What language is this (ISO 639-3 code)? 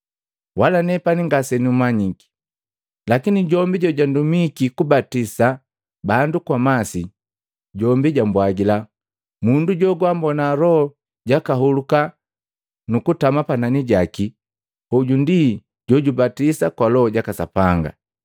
mgv